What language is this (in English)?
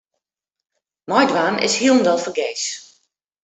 Western Frisian